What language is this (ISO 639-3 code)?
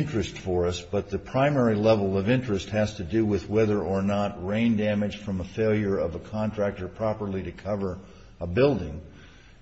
eng